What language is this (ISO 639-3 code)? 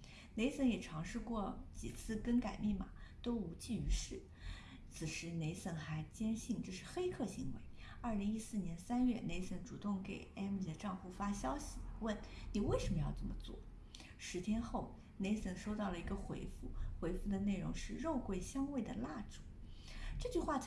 zho